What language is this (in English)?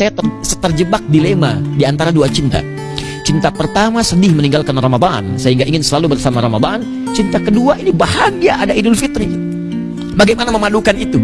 Indonesian